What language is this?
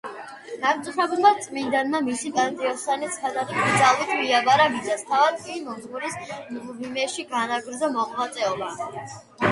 Georgian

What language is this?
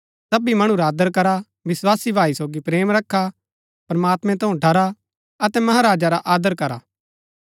Gaddi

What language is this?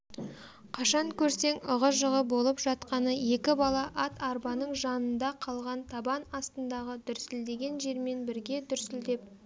Kazakh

